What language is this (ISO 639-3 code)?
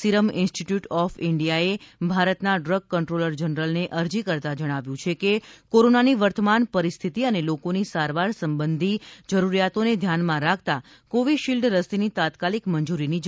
guj